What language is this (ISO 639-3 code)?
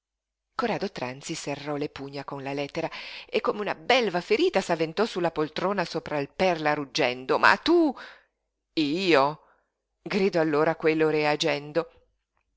ita